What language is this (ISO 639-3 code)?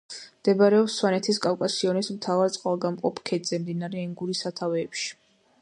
kat